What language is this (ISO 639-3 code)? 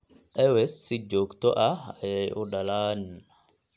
som